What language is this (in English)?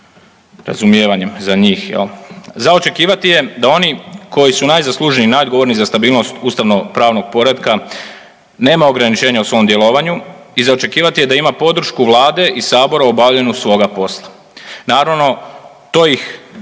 Croatian